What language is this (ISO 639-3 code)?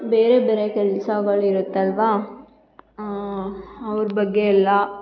kan